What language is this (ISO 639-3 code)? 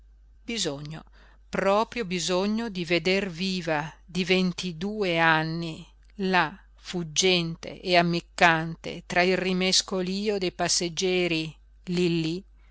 ita